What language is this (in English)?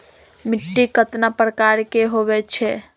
Magahi